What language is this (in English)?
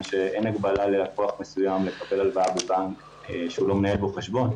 Hebrew